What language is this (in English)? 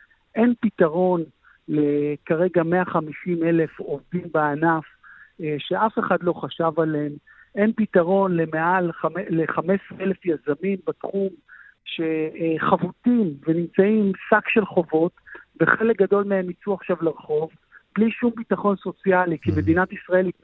Hebrew